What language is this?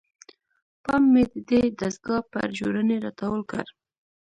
Pashto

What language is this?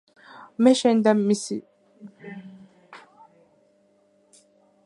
Georgian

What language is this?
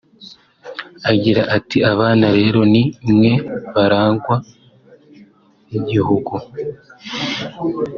Kinyarwanda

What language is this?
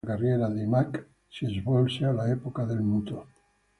Italian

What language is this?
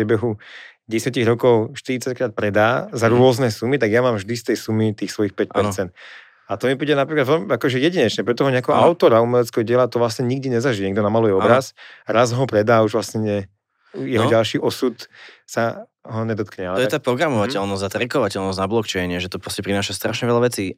Slovak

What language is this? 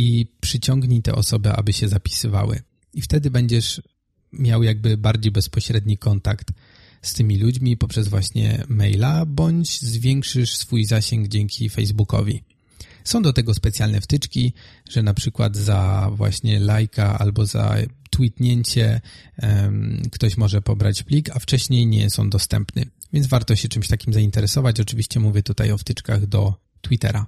Polish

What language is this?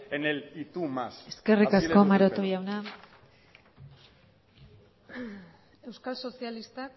Basque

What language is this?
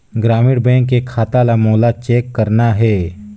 Chhattisgarhi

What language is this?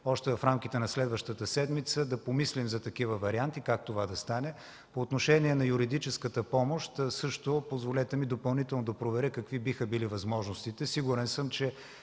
Bulgarian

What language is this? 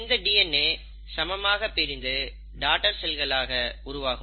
Tamil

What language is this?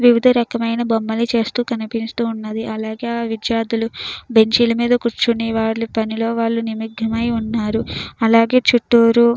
Telugu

